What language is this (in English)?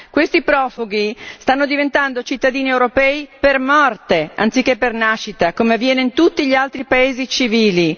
Italian